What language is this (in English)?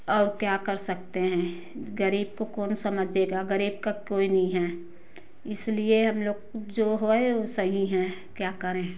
Hindi